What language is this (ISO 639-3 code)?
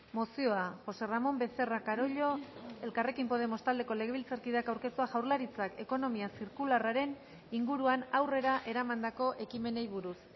eus